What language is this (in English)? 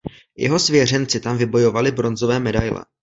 Czech